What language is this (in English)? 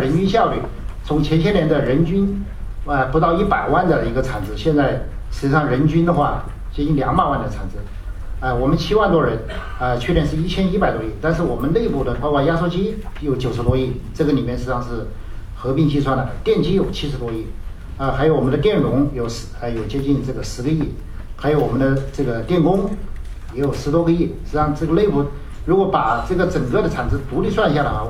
Chinese